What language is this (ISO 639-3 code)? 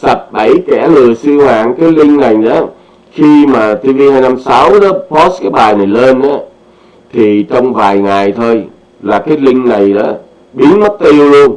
vie